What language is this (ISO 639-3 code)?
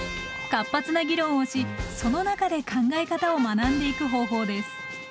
jpn